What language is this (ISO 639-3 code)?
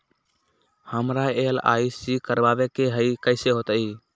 mag